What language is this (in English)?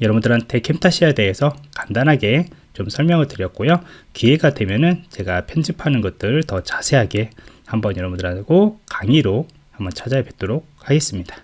Korean